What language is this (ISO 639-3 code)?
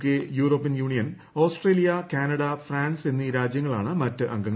mal